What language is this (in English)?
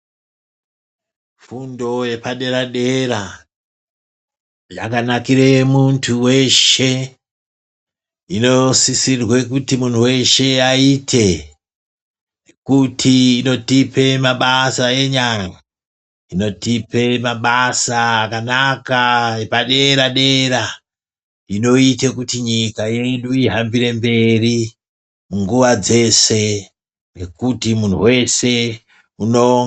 Ndau